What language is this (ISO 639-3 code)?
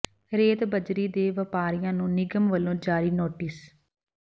pan